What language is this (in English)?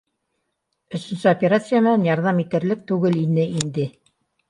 Bashkir